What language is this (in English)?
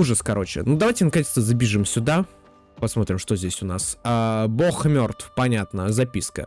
Russian